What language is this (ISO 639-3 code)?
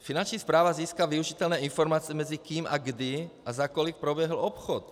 ces